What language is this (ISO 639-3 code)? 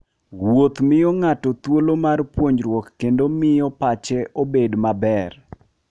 luo